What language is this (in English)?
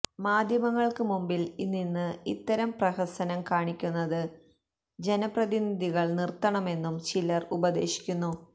Malayalam